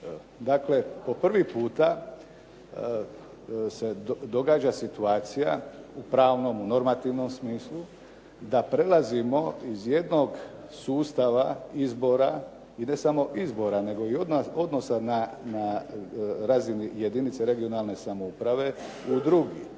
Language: Croatian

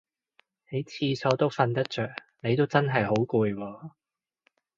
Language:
Cantonese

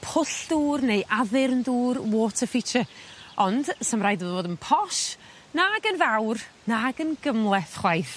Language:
Welsh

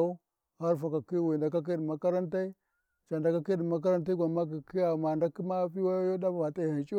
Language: Warji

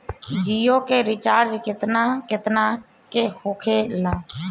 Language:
Bhojpuri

